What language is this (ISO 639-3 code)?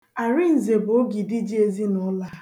ibo